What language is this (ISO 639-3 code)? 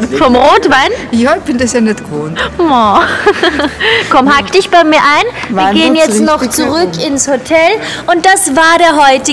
deu